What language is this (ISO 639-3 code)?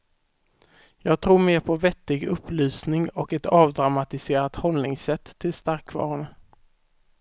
swe